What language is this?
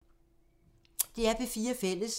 Danish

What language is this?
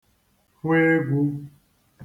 Igbo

